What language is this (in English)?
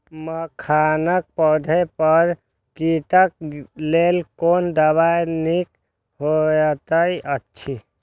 Maithili